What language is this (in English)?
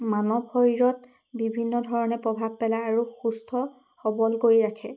Assamese